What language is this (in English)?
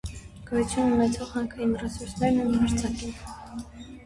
Armenian